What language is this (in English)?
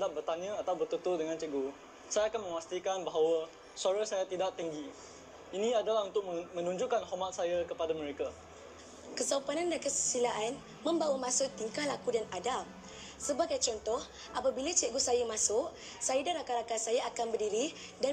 Malay